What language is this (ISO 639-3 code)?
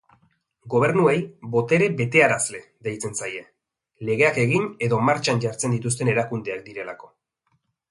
eus